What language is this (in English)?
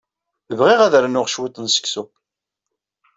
Kabyle